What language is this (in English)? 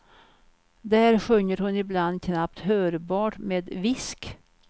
Swedish